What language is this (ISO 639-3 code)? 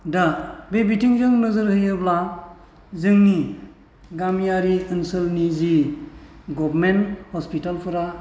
brx